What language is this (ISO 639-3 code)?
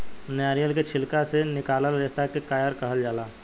bho